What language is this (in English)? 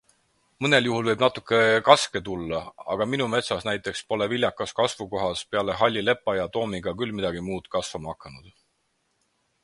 Estonian